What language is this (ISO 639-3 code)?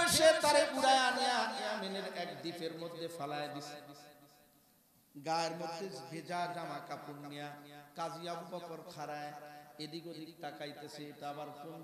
ara